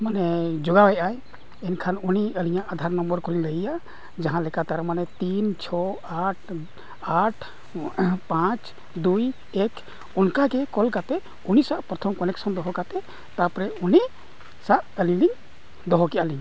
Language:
Santali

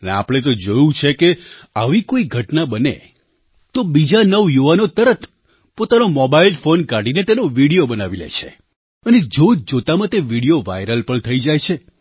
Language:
Gujarati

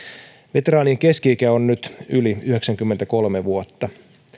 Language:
Finnish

